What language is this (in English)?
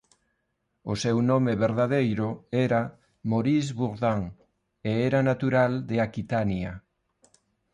Galician